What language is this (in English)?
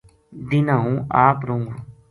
Gujari